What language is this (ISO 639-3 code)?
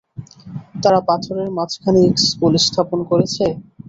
ben